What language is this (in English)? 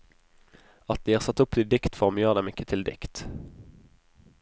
Norwegian